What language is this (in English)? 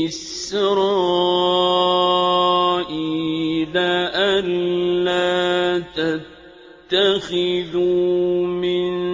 Arabic